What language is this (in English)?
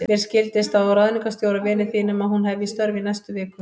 Icelandic